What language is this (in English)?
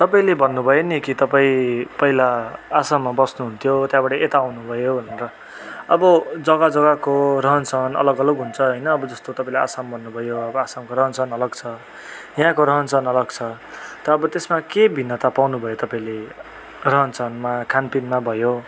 Nepali